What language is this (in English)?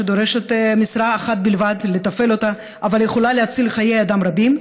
Hebrew